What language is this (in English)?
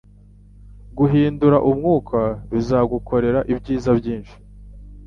Kinyarwanda